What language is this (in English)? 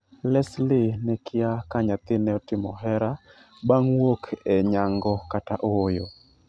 Luo (Kenya and Tanzania)